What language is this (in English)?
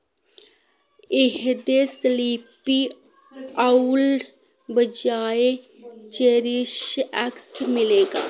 Dogri